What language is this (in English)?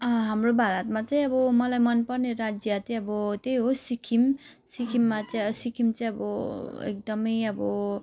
Nepali